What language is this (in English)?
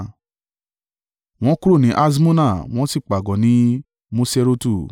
Yoruba